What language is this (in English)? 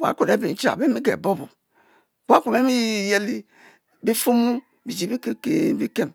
Mbe